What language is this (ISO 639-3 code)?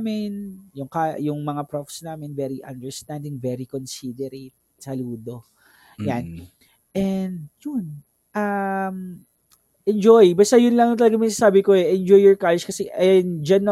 fil